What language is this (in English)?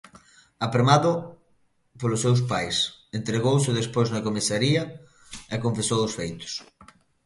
Galician